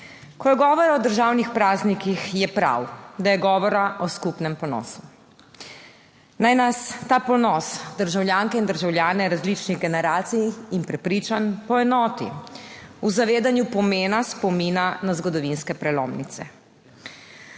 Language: Slovenian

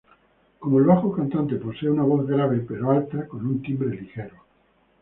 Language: Spanish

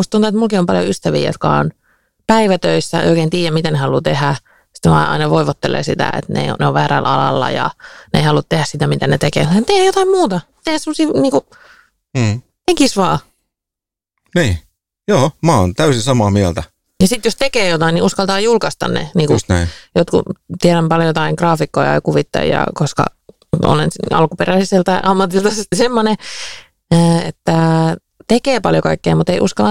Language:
Finnish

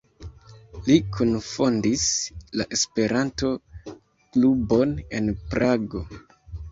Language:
Esperanto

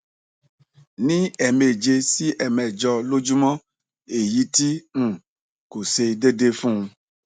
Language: Yoruba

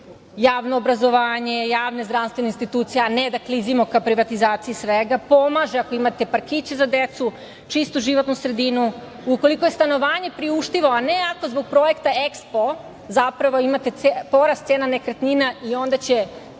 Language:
Serbian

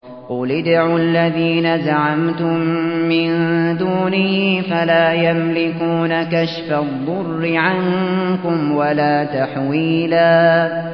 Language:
Arabic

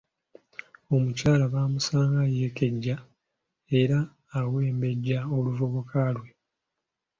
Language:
Ganda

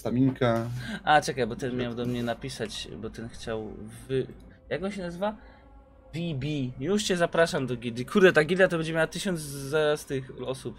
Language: Polish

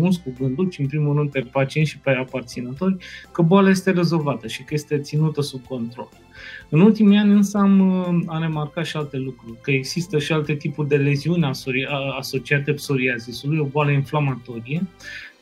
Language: Romanian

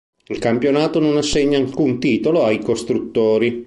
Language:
Italian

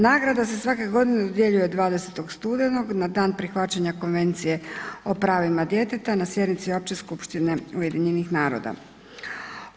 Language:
Croatian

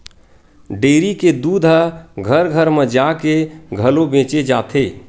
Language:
Chhattisgarhi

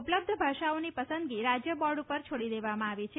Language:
Gujarati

